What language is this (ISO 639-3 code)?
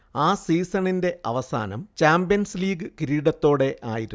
mal